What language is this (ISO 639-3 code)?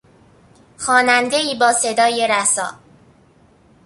fas